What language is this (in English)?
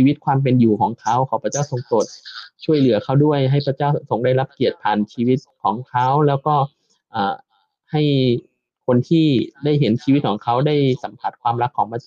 Thai